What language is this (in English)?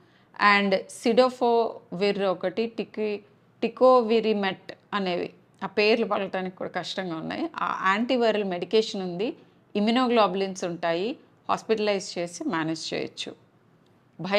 Telugu